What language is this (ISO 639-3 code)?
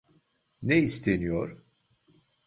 tur